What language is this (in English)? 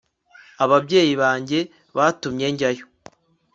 Kinyarwanda